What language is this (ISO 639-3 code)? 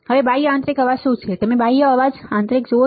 guj